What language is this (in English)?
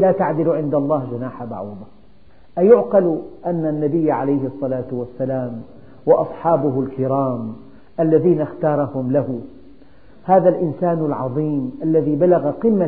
Arabic